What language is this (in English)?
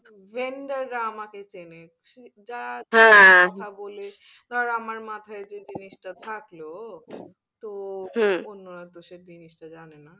Bangla